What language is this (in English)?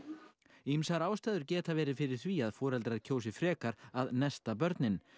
Icelandic